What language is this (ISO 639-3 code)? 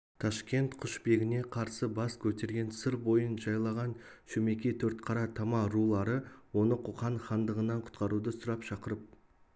kaz